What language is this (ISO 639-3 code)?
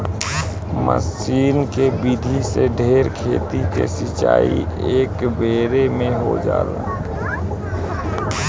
bho